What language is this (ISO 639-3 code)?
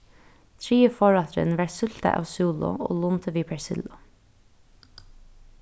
fao